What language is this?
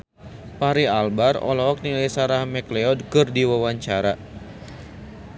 Sundanese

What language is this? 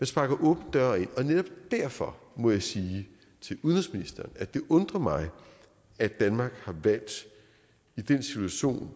Danish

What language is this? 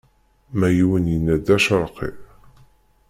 Kabyle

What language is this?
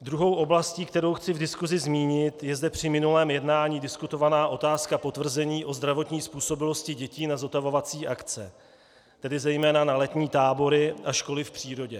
Czech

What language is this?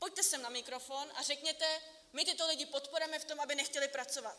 Czech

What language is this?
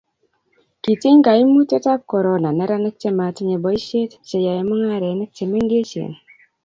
Kalenjin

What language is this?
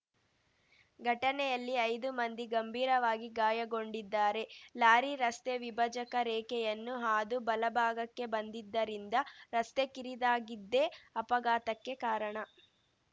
Kannada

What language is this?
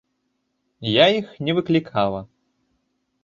Belarusian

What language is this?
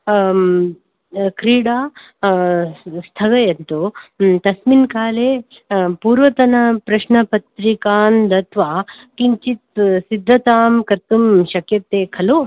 Sanskrit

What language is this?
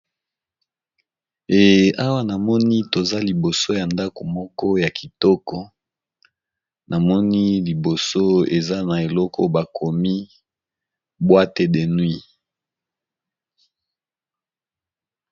Lingala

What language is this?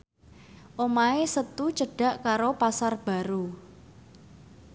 Javanese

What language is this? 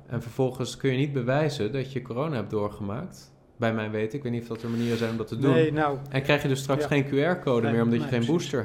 Dutch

